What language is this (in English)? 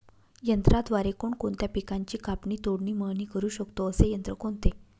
Marathi